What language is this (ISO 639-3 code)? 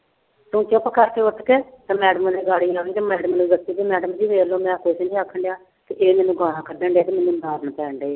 pan